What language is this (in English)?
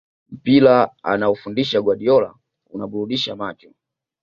Swahili